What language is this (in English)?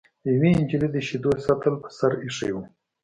Pashto